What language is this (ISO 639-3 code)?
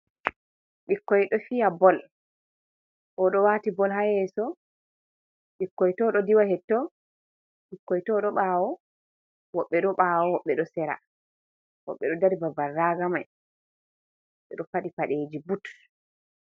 ful